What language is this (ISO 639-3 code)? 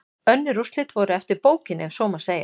isl